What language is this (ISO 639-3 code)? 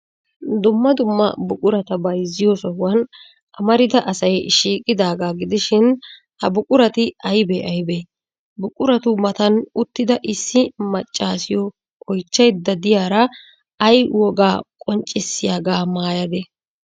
wal